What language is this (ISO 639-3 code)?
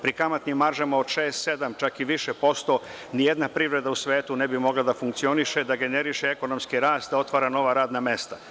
srp